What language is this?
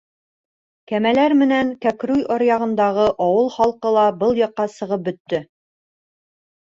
Bashkir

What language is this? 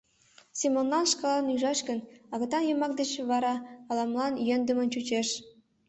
Mari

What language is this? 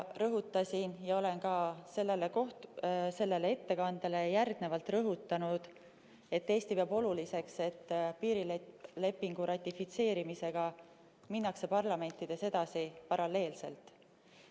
Estonian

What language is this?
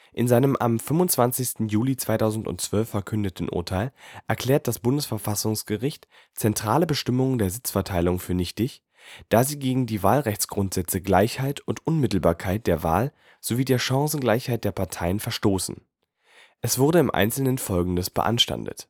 German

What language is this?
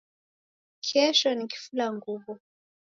Taita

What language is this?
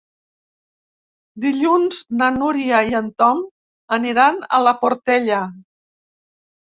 Catalan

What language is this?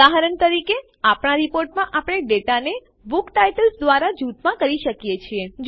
Gujarati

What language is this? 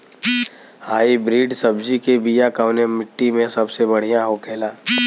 Bhojpuri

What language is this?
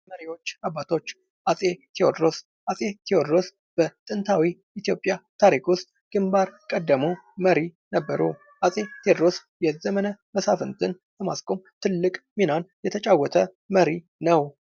Amharic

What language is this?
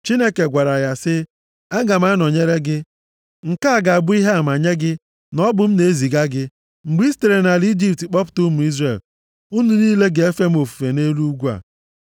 Igbo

